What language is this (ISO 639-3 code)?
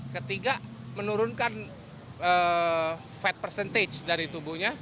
ind